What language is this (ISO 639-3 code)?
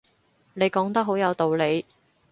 yue